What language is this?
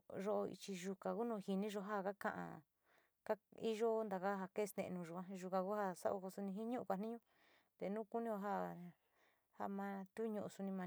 Sinicahua Mixtec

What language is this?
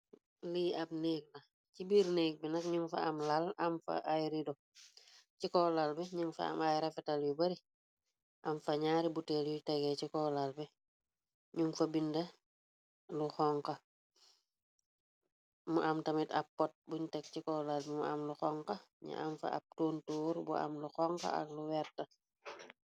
Wolof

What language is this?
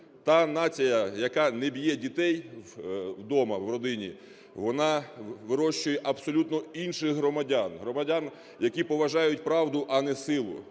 Ukrainian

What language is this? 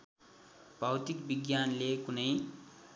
Nepali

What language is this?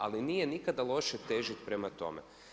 Croatian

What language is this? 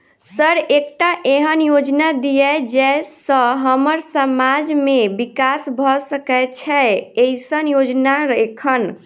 Maithili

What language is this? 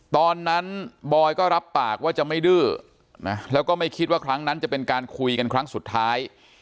Thai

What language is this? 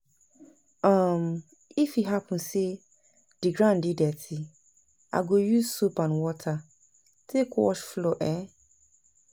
Nigerian Pidgin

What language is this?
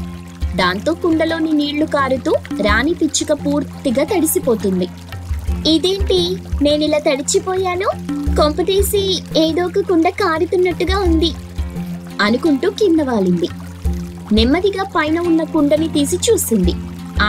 Telugu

